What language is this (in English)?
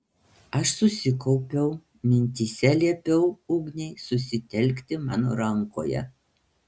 Lithuanian